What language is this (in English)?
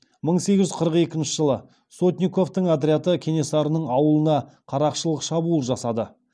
Kazakh